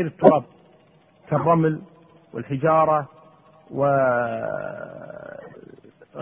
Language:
Arabic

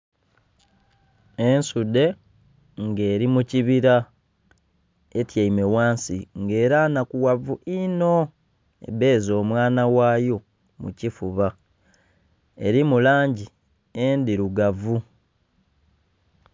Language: Soga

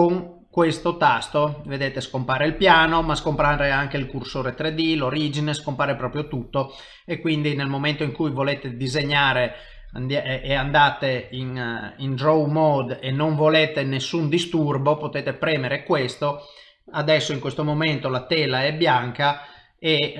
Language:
Italian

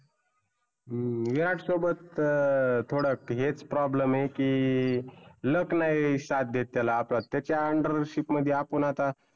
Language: Marathi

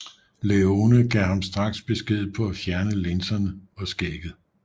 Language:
Danish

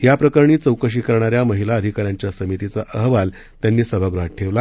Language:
Marathi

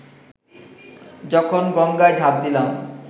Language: Bangla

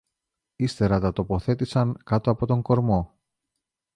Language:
Greek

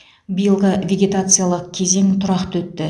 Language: Kazakh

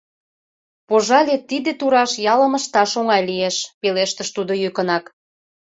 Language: Mari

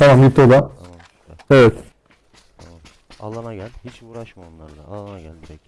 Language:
Turkish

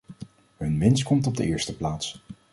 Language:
Dutch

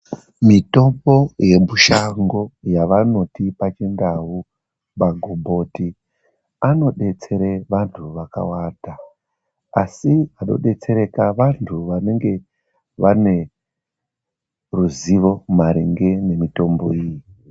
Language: Ndau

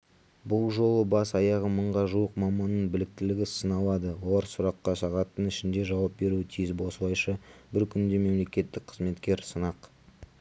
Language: Kazakh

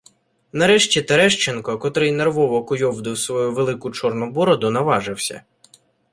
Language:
Ukrainian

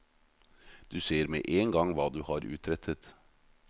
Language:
Norwegian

